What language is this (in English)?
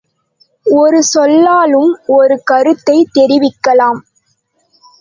Tamil